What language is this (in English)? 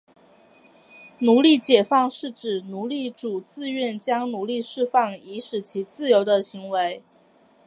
Chinese